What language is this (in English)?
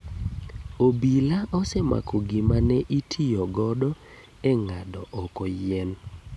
Luo (Kenya and Tanzania)